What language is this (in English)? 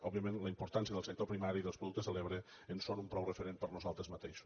Catalan